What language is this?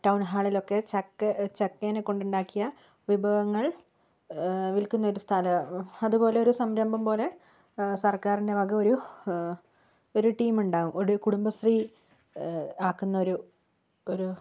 Malayalam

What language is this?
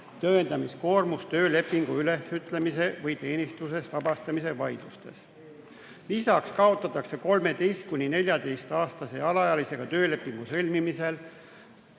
Estonian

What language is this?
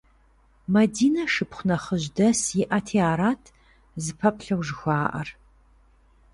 Kabardian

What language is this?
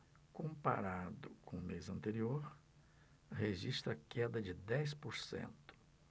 Portuguese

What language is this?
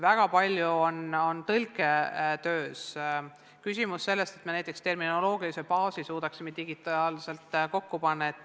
Estonian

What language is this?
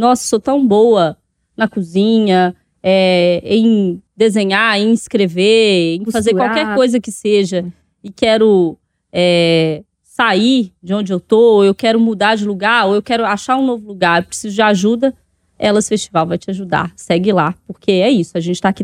Portuguese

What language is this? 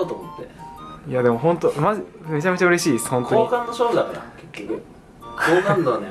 Japanese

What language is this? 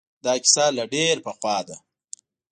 Pashto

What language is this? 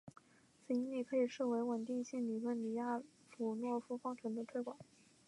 Chinese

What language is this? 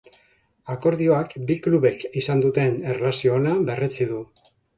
Basque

